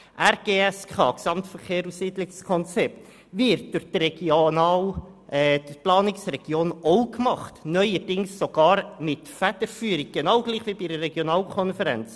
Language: Swiss German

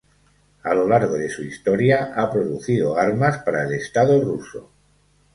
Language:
Spanish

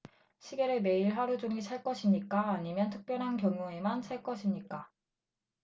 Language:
Korean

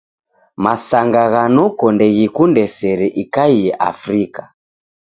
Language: Taita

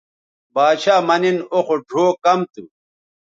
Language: Bateri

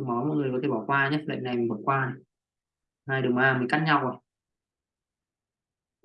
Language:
Vietnamese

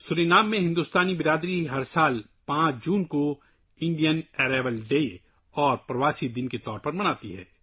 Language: Urdu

